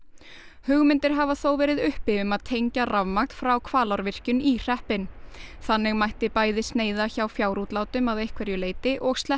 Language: Icelandic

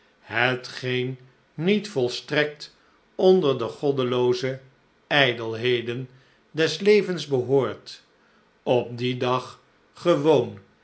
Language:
Dutch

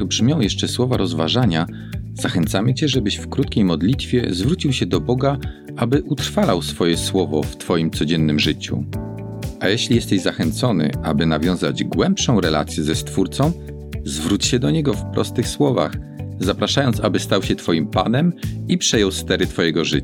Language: Polish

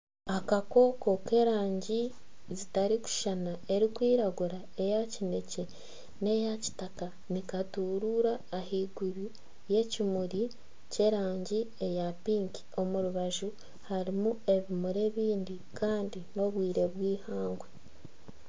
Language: Nyankole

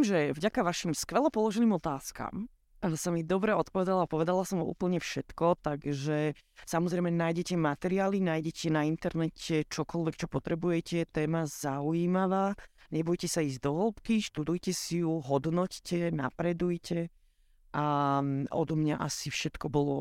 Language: Slovak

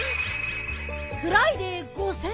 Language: Japanese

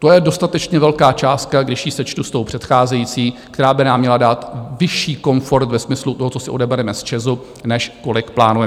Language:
Czech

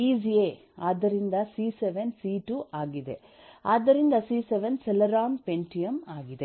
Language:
Kannada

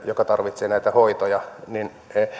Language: Finnish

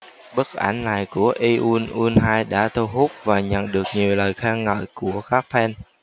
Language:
Vietnamese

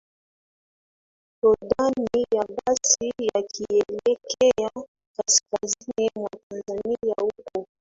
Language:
Swahili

